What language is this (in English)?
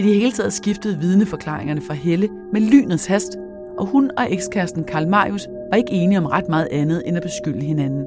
Danish